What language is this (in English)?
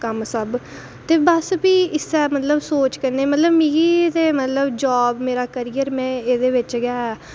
Dogri